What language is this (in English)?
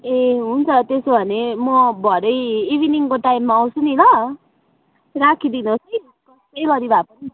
Nepali